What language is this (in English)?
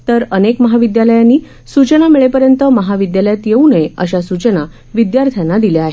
Marathi